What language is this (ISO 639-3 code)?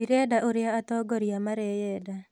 kik